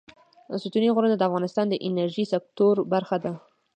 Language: Pashto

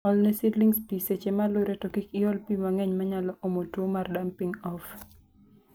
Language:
Luo (Kenya and Tanzania)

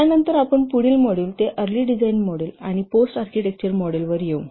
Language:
Marathi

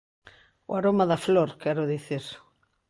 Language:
Galician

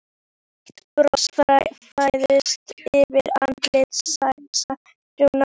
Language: Icelandic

